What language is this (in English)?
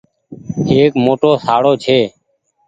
Goaria